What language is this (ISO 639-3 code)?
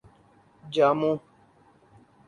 urd